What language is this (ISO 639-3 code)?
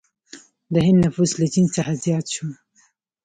pus